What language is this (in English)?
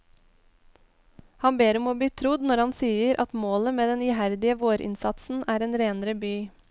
Norwegian